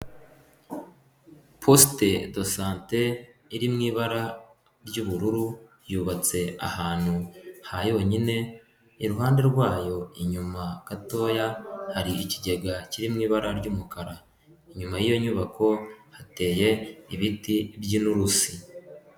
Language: Kinyarwanda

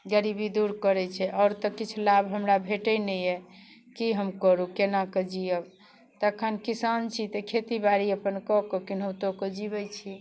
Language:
Maithili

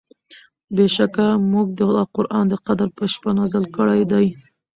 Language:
Pashto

